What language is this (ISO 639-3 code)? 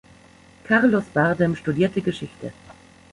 deu